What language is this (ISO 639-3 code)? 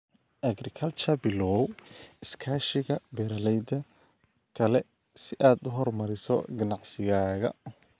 som